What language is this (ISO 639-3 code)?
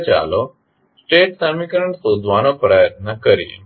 guj